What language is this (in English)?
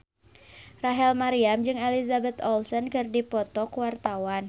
Sundanese